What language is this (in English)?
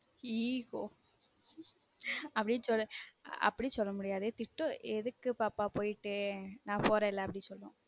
Tamil